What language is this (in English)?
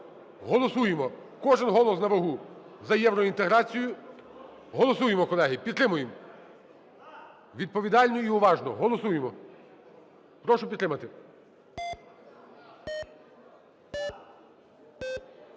Ukrainian